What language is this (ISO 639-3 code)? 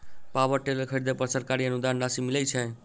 mai